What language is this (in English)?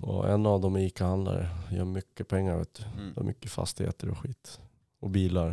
Swedish